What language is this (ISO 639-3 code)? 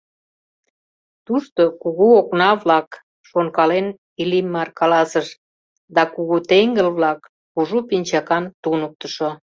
chm